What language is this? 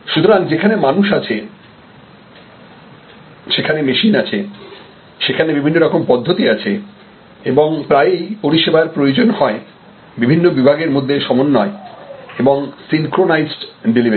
Bangla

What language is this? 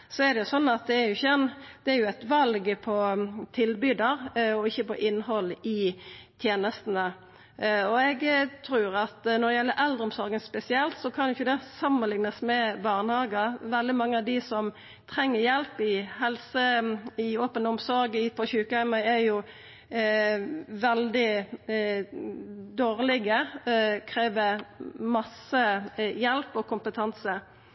Norwegian Nynorsk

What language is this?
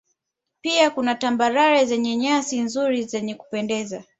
Swahili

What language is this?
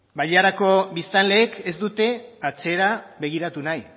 Basque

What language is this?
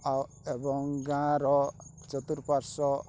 Odia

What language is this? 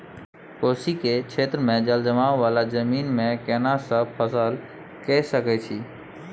Maithili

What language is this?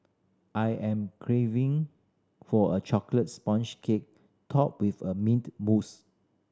English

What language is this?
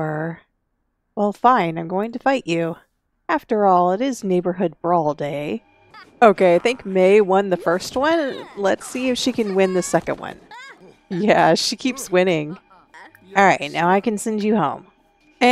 English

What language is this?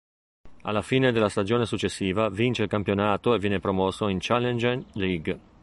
Italian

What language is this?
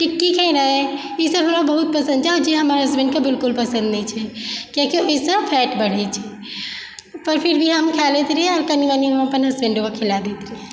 Maithili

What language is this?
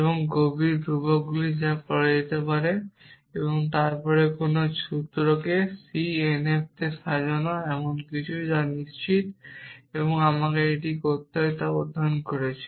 Bangla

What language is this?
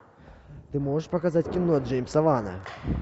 Russian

